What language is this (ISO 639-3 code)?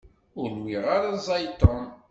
kab